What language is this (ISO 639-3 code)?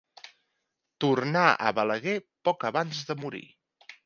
cat